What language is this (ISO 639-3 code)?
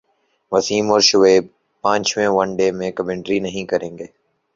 urd